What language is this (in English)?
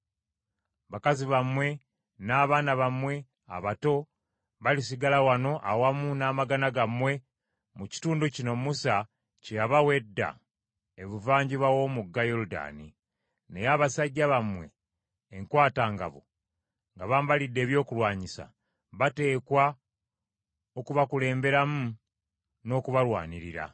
Ganda